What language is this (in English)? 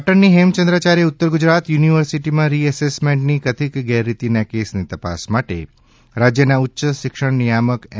Gujarati